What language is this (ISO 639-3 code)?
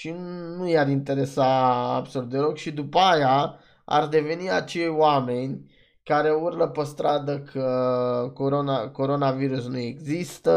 ron